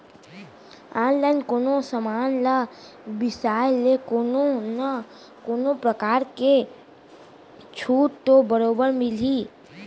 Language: Chhattisgarhi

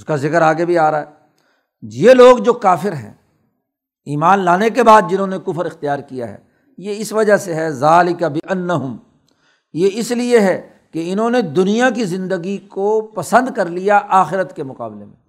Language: Urdu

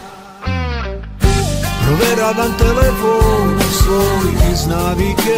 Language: Romanian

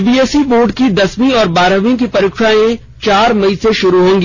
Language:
Hindi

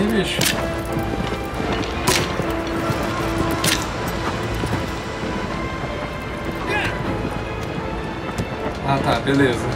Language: Portuguese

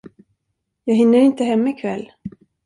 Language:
Swedish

